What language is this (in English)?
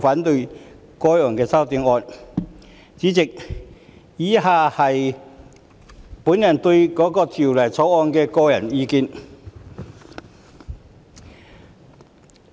Cantonese